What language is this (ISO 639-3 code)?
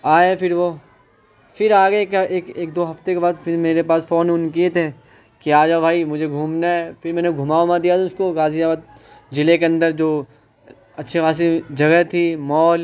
urd